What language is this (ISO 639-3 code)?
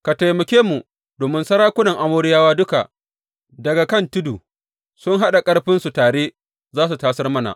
hau